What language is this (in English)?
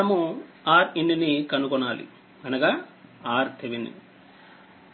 Telugu